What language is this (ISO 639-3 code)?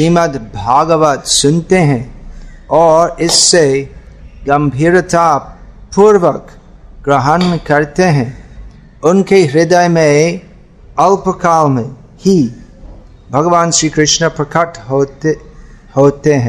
hin